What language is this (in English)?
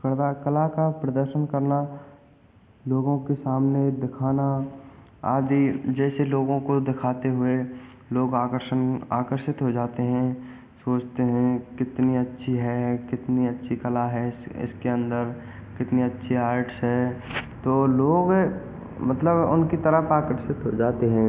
Hindi